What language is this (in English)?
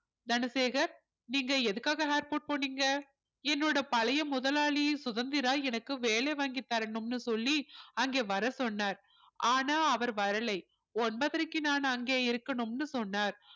Tamil